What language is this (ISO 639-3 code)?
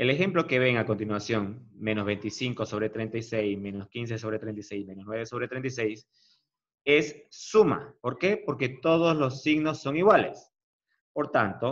spa